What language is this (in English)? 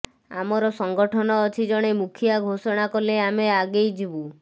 Odia